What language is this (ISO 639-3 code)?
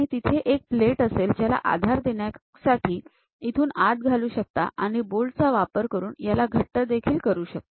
mar